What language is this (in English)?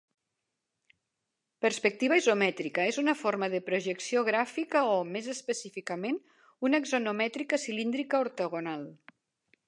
Catalan